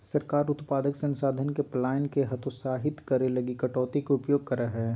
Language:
Magahi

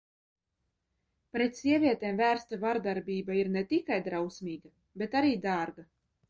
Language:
Latvian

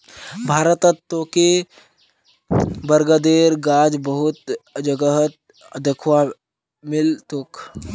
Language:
Magahi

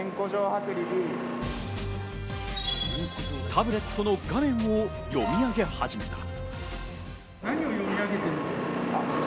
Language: Japanese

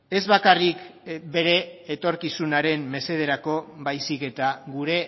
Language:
Basque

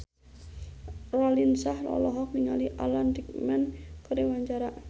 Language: Sundanese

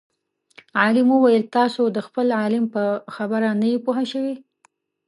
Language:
Pashto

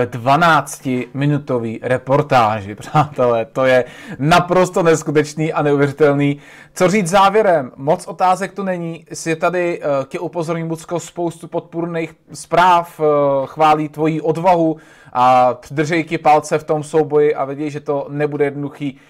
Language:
Czech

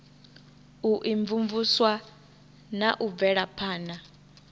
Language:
Venda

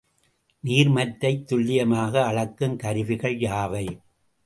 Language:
Tamil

